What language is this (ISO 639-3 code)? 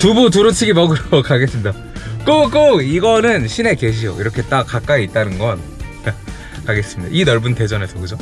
kor